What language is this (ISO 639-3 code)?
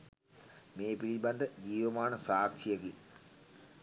sin